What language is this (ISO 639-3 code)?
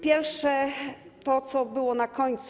pol